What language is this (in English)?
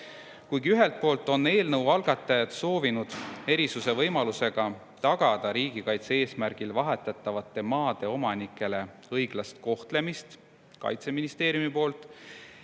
Estonian